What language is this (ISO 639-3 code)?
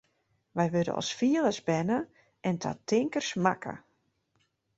fry